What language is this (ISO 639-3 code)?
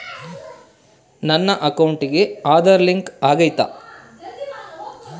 kan